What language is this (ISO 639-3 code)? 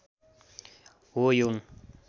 nep